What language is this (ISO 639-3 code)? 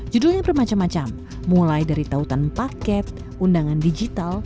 ind